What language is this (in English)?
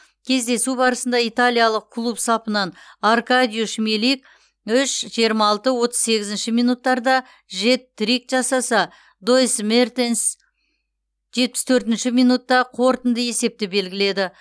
Kazakh